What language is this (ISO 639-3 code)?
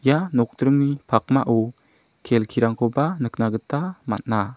grt